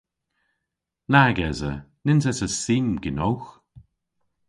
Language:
Cornish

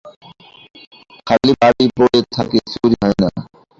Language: Bangla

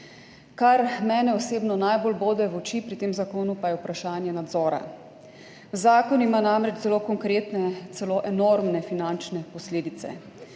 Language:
Slovenian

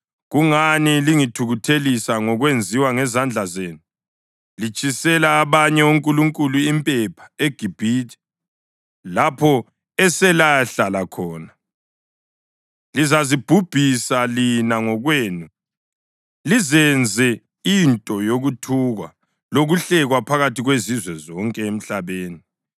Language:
North Ndebele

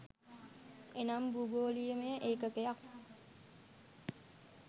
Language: Sinhala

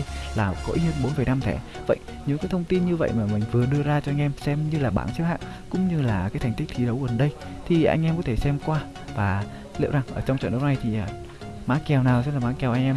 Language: Vietnamese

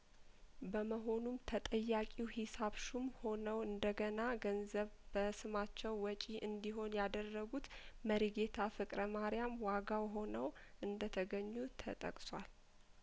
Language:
Amharic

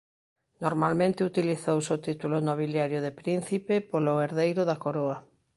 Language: Galician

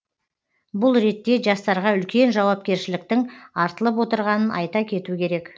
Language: Kazakh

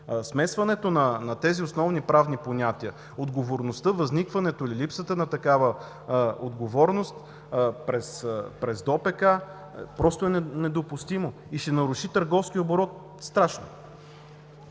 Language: Bulgarian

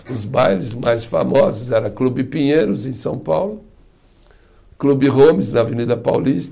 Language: Portuguese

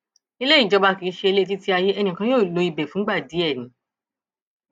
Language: Yoruba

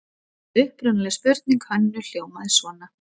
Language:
Icelandic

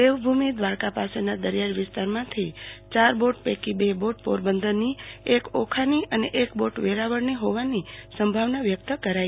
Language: Gujarati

